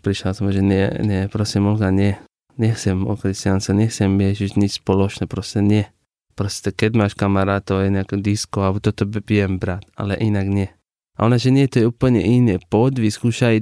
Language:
Slovak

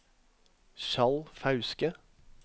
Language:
Norwegian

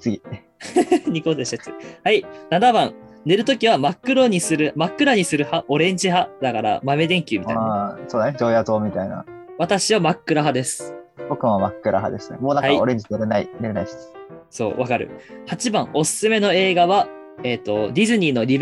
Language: Japanese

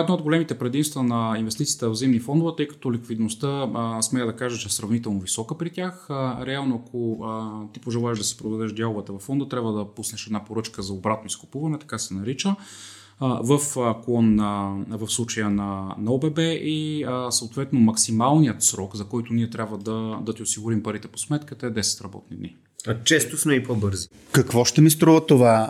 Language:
Bulgarian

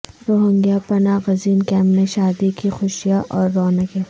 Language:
Urdu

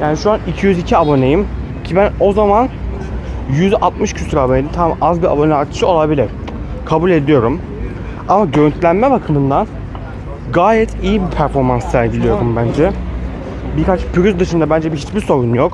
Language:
Turkish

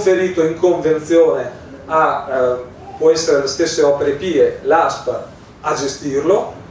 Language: Italian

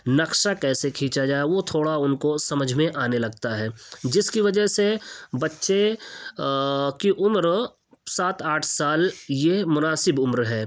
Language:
Urdu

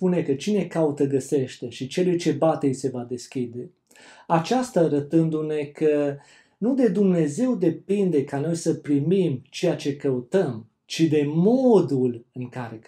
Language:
Romanian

